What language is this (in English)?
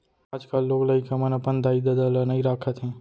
Chhattisgarhi